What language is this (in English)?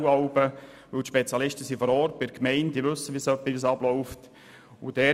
Swiss German